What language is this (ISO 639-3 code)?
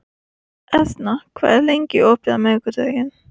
isl